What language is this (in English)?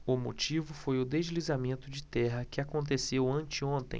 Portuguese